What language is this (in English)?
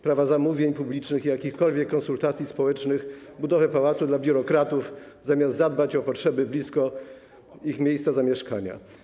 Polish